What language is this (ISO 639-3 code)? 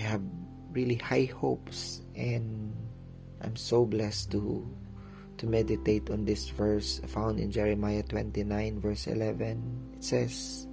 fil